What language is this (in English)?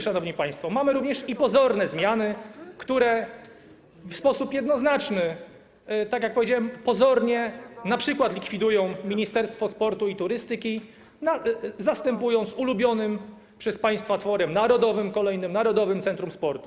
Polish